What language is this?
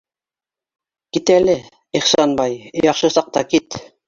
Bashkir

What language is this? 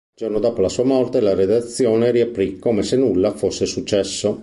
Italian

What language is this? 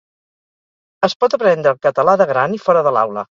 Catalan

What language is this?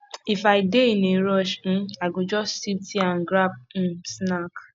Nigerian Pidgin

